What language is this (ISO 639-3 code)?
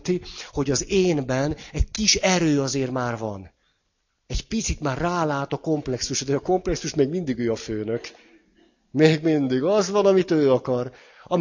hun